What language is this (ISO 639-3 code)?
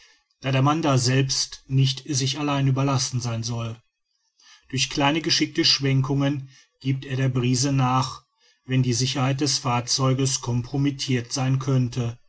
deu